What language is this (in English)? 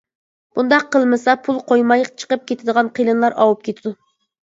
Uyghur